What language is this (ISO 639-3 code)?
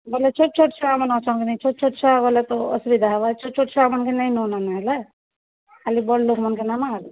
ori